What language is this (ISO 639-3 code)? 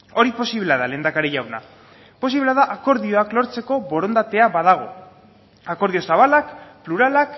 eus